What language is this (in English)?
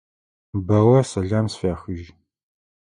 Adyghe